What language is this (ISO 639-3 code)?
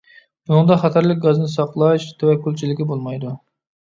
uig